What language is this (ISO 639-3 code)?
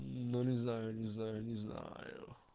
rus